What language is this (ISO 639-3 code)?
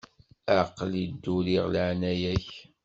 kab